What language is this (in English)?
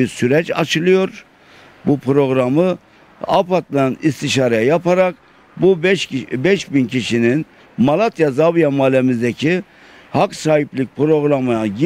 Turkish